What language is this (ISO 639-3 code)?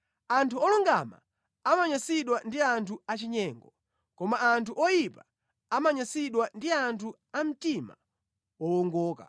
nya